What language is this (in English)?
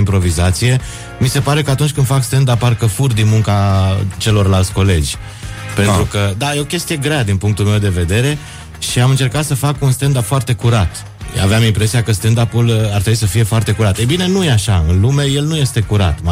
Romanian